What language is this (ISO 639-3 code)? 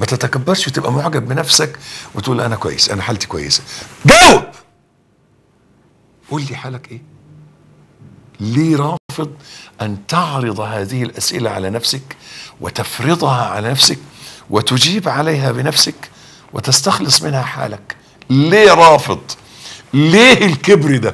ara